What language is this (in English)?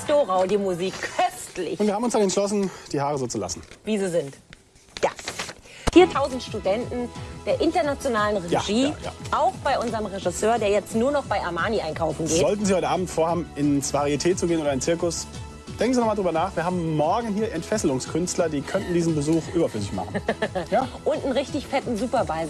German